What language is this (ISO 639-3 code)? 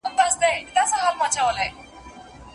pus